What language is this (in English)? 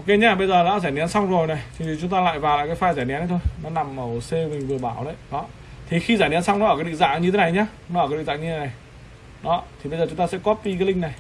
Vietnamese